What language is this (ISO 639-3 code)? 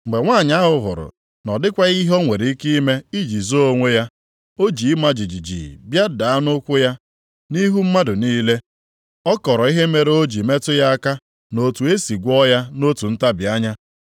ibo